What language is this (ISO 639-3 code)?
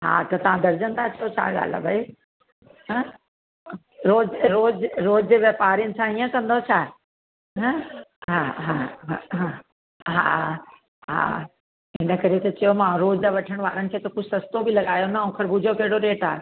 snd